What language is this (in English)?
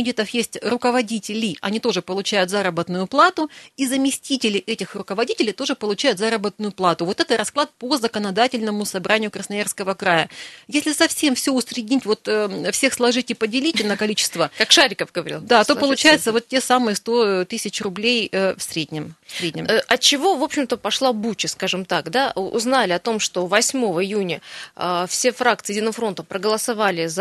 Russian